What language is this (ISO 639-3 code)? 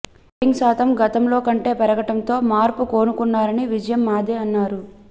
tel